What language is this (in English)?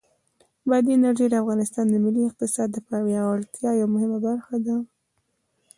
Pashto